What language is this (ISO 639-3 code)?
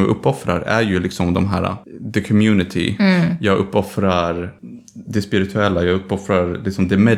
swe